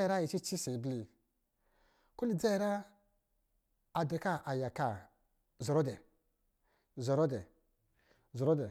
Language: Lijili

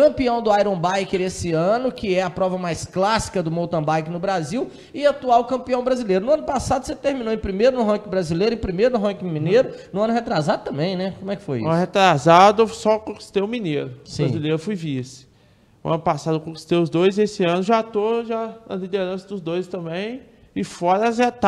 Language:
Portuguese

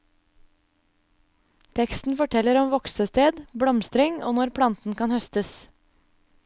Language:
Norwegian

